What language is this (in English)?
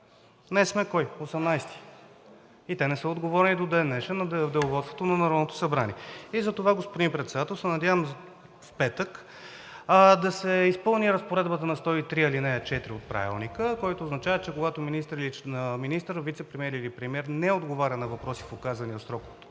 Bulgarian